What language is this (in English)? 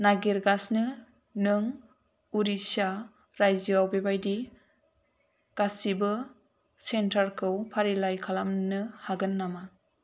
Bodo